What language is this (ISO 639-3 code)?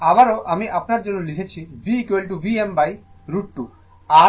ben